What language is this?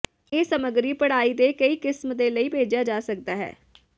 Punjabi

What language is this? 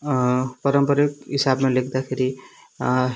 Nepali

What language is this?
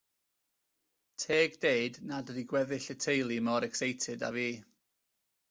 Welsh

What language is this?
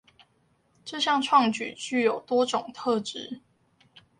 Chinese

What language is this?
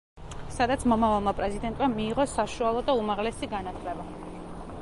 Georgian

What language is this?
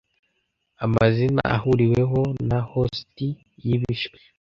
Kinyarwanda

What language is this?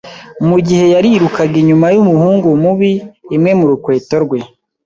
Kinyarwanda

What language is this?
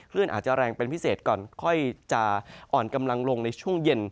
Thai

